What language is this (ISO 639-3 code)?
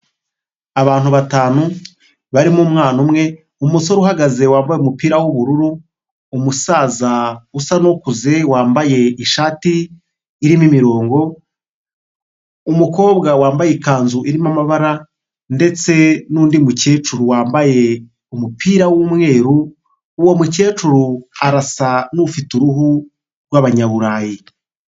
kin